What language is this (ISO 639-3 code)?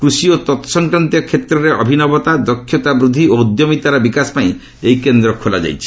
ori